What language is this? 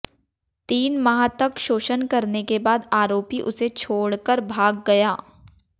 Hindi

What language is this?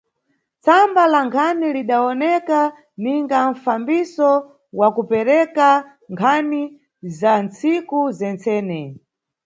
Nyungwe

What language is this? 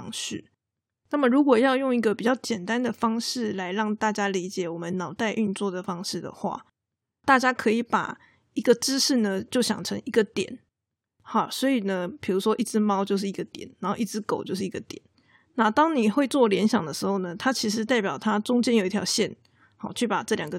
Chinese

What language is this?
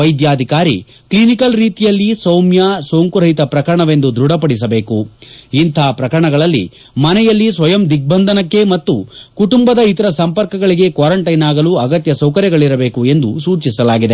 Kannada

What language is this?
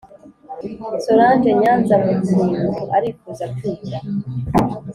Kinyarwanda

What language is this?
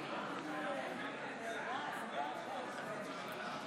Hebrew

